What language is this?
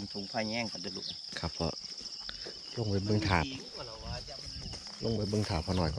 Thai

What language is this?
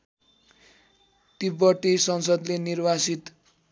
Nepali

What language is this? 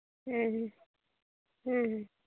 Santali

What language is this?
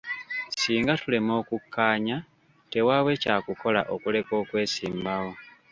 Ganda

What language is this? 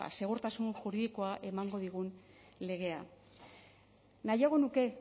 Basque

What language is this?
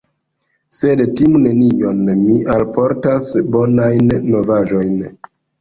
Esperanto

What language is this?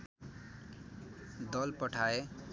Nepali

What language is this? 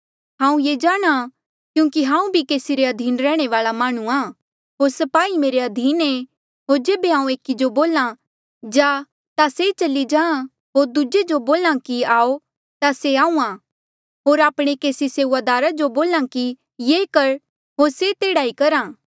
Mandeali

